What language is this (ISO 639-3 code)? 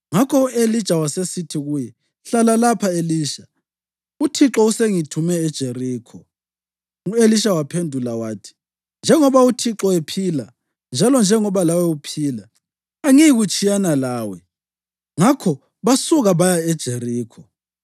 nde